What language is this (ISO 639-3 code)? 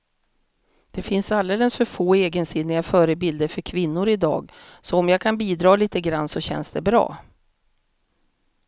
swe